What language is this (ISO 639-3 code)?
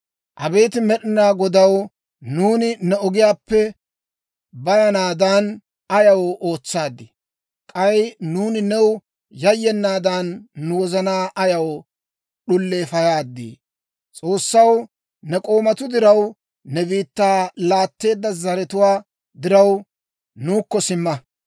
dwr